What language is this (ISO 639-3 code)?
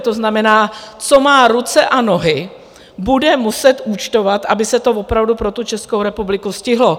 ces